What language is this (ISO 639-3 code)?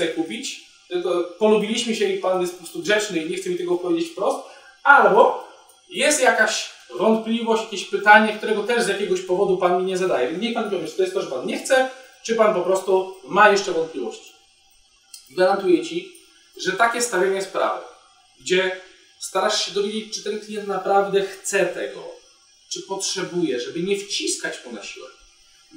pol